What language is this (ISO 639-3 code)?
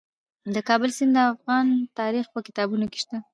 pus